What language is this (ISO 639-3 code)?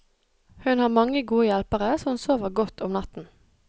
nor